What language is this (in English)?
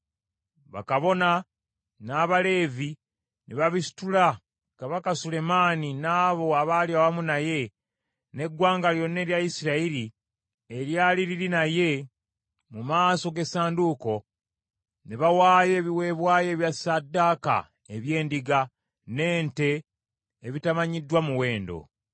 Ganda